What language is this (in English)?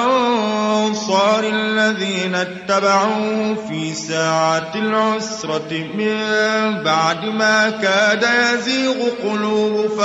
Arabic